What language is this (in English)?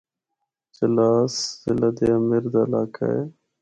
Northern Hindko